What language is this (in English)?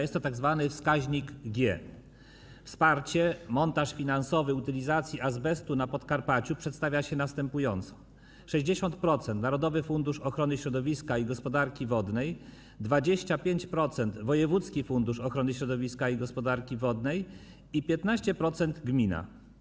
Polish